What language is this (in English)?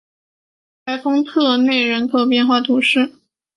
Chinese